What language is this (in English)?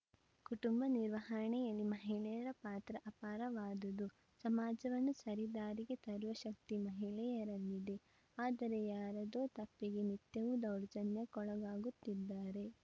Kannada